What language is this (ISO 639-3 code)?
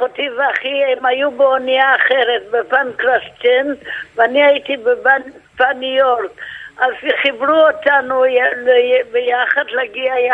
heb